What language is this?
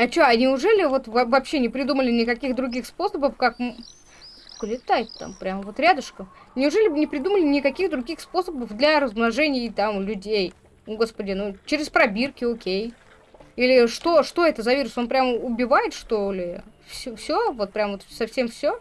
Russian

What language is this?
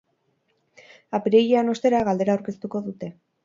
Basque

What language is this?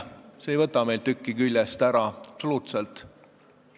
Estonian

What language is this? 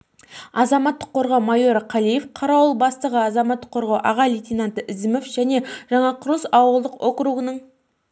Kazakh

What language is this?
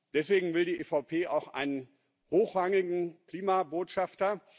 German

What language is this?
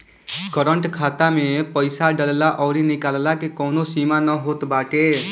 Bhojpuri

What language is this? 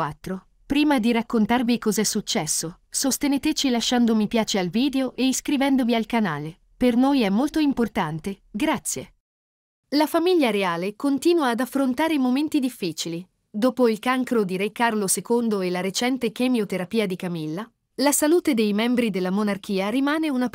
Italian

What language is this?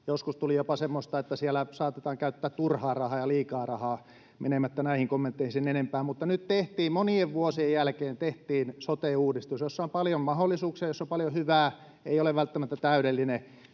Finnish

